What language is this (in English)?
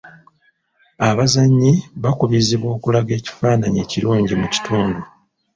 Ganda